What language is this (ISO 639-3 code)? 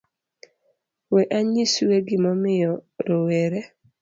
luo